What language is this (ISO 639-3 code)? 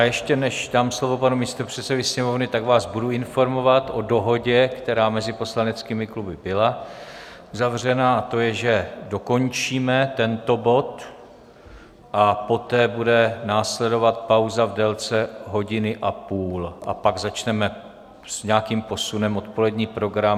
ces